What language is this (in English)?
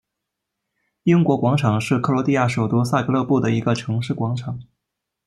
Chinese